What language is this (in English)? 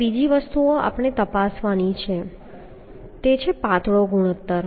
Gujarati